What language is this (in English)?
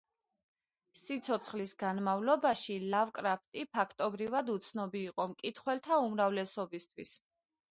Georgian